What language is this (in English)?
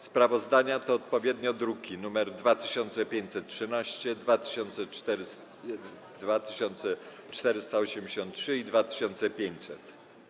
Polish